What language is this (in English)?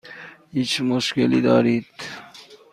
Persian